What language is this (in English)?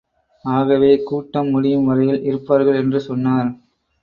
Tamil